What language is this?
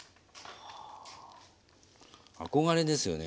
Japanese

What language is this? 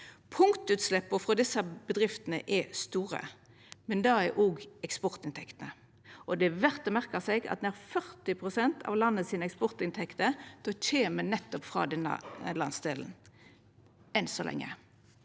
Norwegian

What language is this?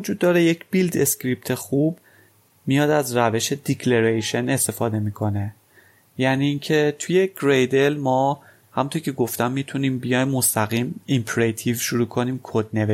Persian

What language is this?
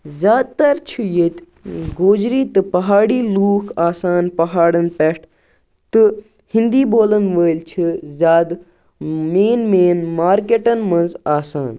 Kashmiri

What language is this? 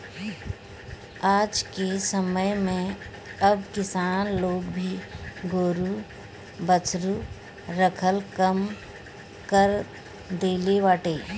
Bhojpuri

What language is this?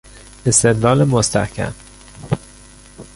Persian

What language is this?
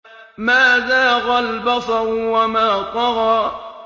Arabic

